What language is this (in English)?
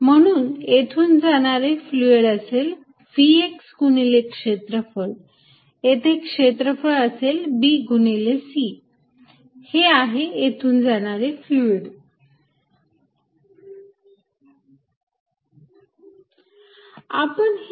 Marathi